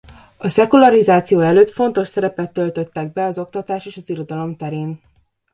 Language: Hungarian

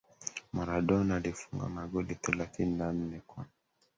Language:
Swahili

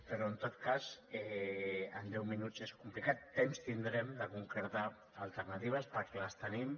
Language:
Catalan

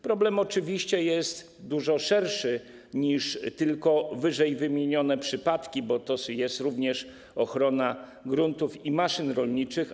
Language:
Polish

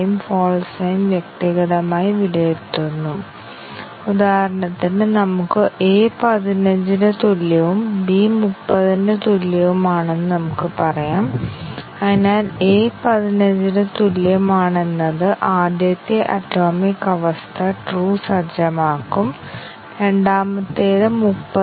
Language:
Malayalam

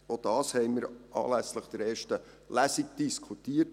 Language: Swiss German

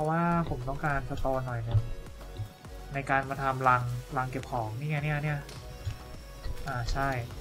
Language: Thai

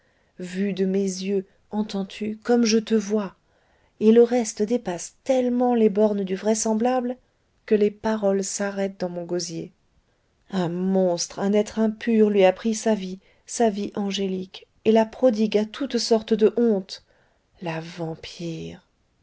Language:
French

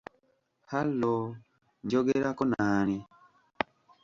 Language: Ganda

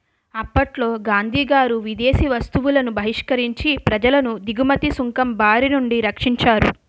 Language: Telugu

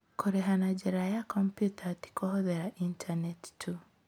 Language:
Kikuyu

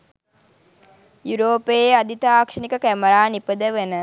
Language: Sinhala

